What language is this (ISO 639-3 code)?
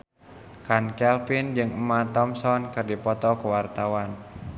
sun